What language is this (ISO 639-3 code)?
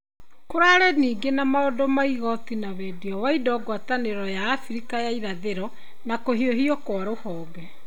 kik